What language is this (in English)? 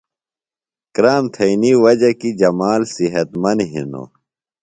Phalura